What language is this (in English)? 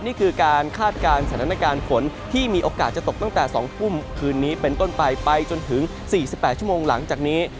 Thai